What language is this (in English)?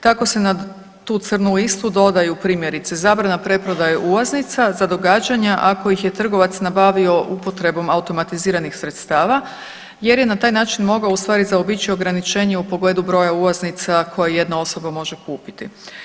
Croatian